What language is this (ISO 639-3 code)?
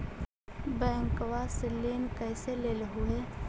mag